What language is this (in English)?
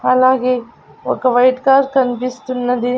Telugu